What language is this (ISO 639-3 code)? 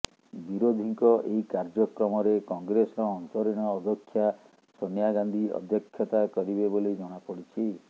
ori